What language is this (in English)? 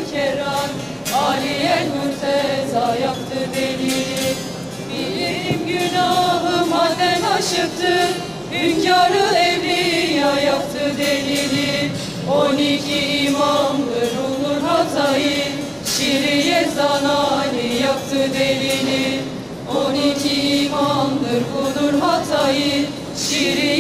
Turkish